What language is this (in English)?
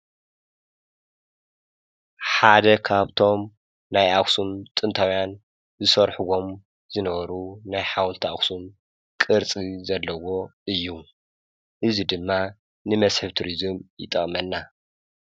Tigrinya